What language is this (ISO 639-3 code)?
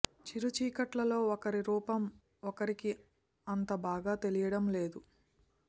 tel